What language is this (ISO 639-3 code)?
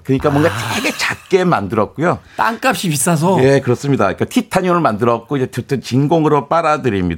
kor